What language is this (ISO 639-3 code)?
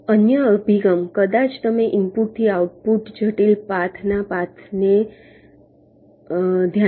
guj